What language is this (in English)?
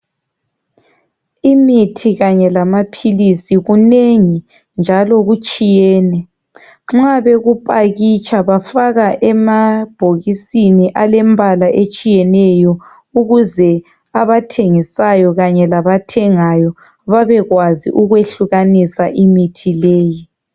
North Ndebele